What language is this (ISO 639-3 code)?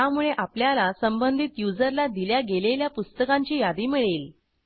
mar